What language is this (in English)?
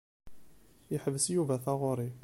Kabyle